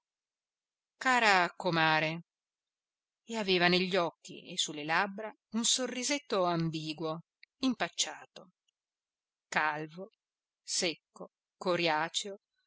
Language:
Italian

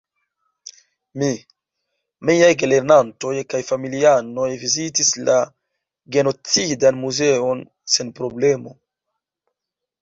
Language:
Esperanto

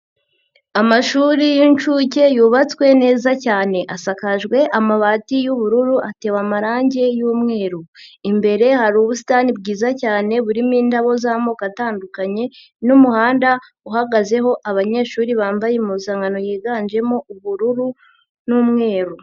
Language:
Kinyarwanda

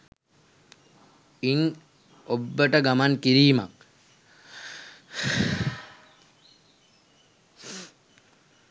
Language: Sinhala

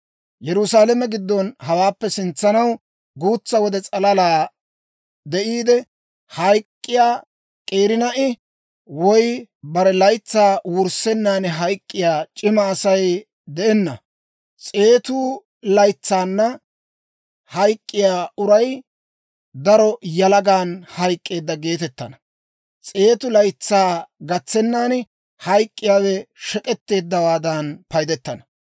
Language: Dawro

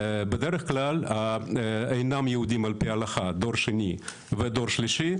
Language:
Hebrew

